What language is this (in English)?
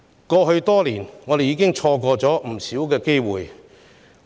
Cantonese